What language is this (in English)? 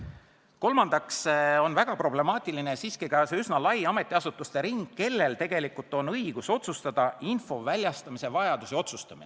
Estonian